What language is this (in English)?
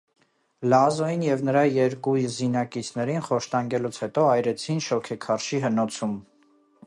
Armenian